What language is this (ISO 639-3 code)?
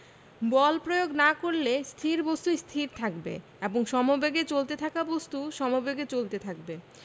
ben